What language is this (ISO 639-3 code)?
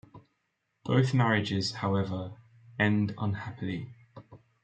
eng